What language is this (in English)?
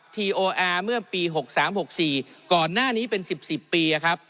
Thai